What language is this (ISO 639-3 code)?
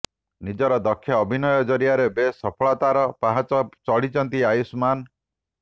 ori